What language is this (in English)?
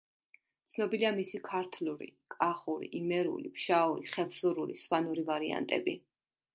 Georgian